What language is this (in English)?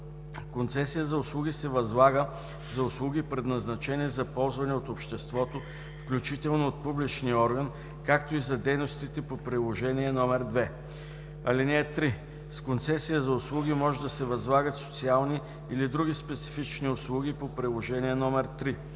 Bulgarian